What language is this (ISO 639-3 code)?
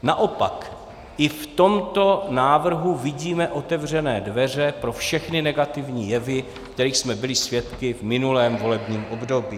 ces